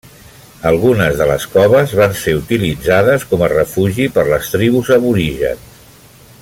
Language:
Catalan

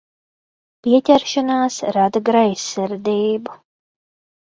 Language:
Latvian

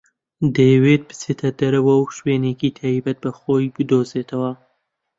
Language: Central Kurdish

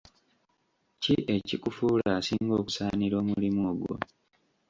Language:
Ganda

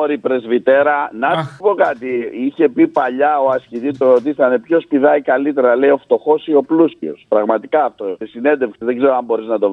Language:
Greek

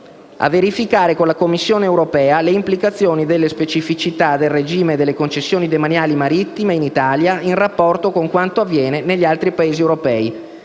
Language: Italian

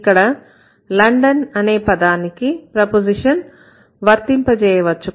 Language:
Telugu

